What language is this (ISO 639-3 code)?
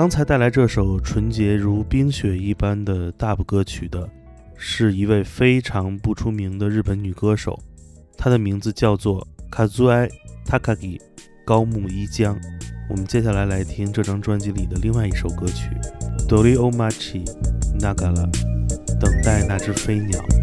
zho